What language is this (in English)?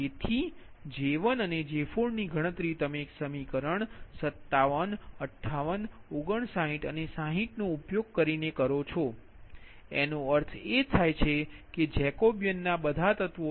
Gujarati